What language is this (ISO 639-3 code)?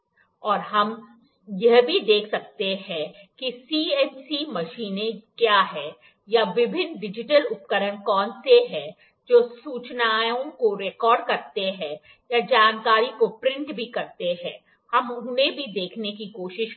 hin